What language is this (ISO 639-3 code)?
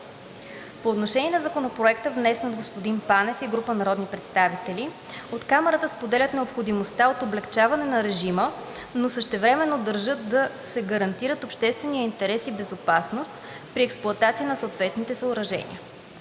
bul